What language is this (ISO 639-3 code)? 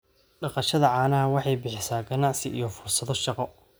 som